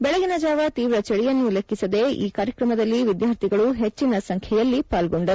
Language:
Kannada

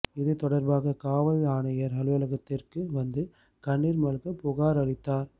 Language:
Tamil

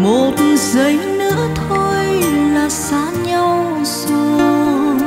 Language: Vietnamese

